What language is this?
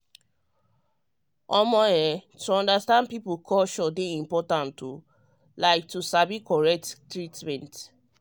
Nigerian Pidgin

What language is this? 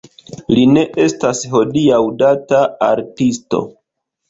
Esperanto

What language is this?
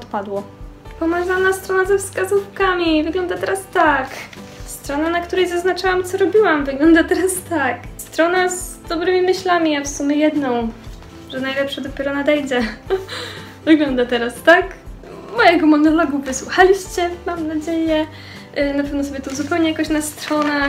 Polish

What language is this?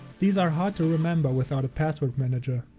English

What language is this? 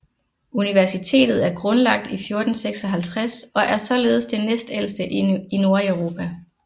Danish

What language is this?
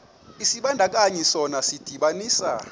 Xhosa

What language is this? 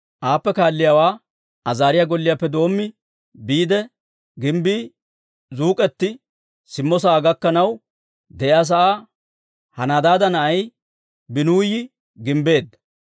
Dawro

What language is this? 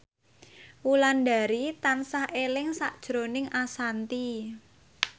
Javanese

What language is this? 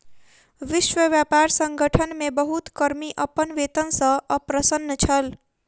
Maithili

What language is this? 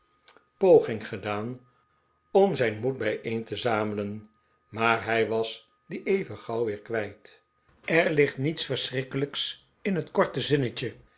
Dutch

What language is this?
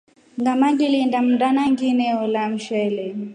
Rombo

